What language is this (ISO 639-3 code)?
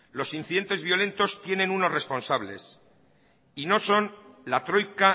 spa